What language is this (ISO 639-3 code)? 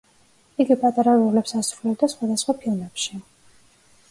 kat